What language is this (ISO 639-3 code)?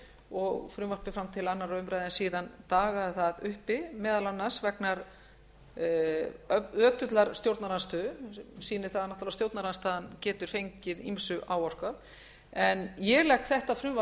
isl